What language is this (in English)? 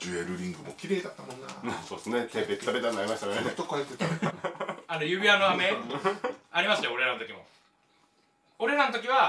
Japanese